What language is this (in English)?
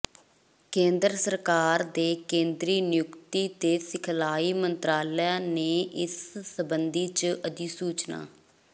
Punjabi